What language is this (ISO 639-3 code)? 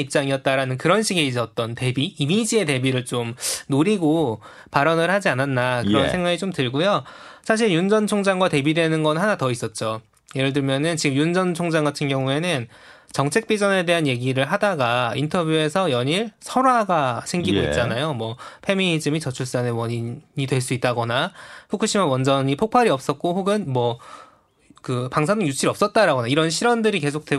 kor